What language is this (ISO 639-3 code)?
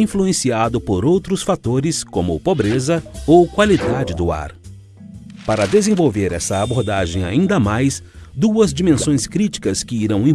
por